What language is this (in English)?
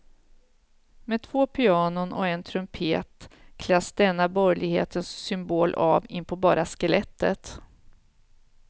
Swedish